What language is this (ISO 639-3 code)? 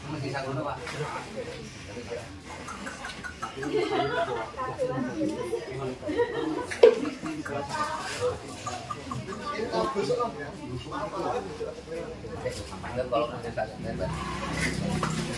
ind